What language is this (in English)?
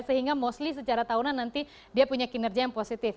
Indonesian